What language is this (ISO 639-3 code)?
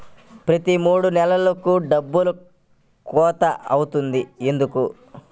tel